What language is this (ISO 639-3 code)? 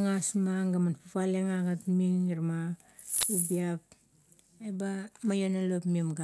kto